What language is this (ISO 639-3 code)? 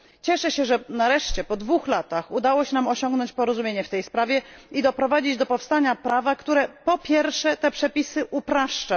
pol